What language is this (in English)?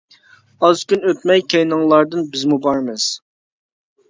Uyghur